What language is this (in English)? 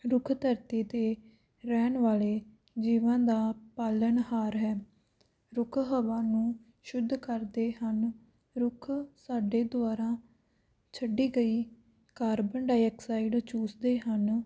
Punjabi